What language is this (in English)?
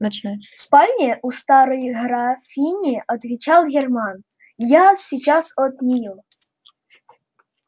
Russian